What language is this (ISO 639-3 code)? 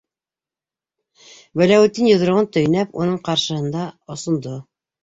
bak